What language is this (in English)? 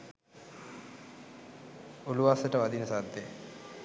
Sinhala